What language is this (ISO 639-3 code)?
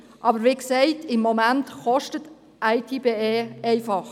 gsw